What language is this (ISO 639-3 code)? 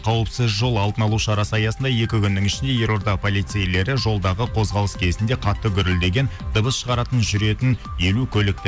kaz